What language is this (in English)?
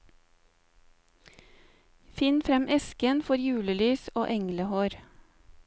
Norwegian